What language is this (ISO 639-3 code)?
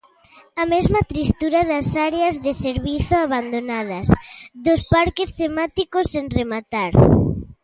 glg